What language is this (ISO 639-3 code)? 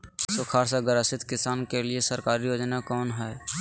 mag